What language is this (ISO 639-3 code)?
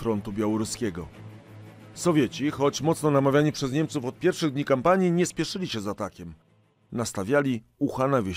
pol